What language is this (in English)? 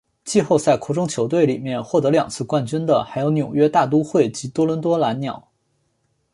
Chinese